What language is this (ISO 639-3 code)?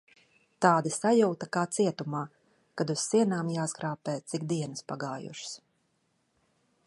lav